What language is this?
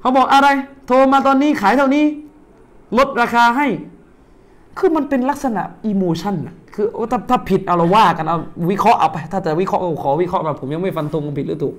Thai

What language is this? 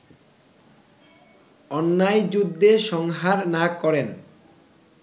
Bangla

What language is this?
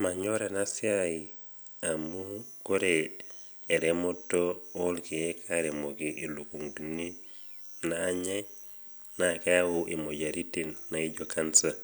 Masai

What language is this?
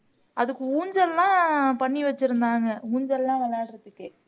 Tamil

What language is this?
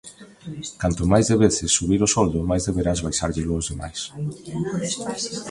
Galician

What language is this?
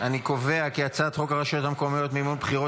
Hebrew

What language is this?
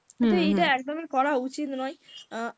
Bangla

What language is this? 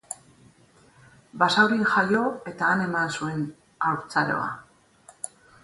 Basque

